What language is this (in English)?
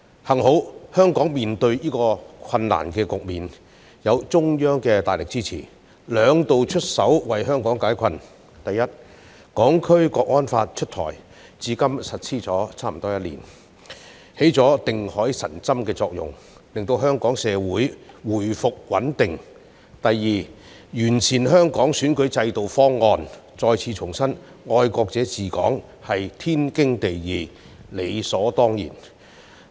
Cantonese